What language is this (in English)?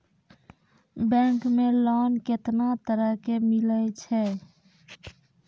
Maithili